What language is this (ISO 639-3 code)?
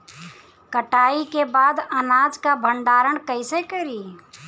bho